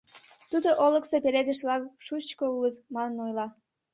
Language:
Mari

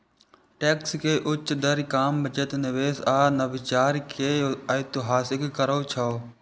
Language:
Maithili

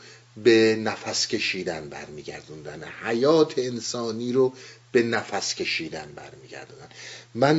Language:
Persian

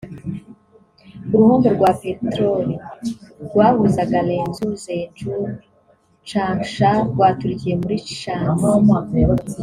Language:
Kinyarwanda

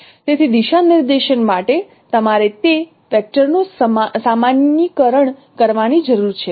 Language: Gujarati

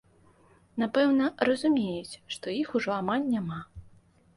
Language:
Belarusian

